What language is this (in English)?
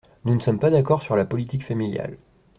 French